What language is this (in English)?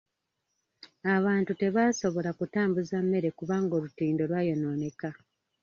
Ganda